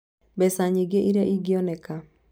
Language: Kikuyu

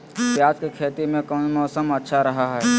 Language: Magahi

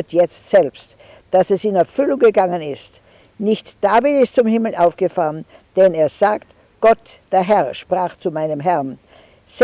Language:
German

